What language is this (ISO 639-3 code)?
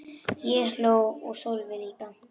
isl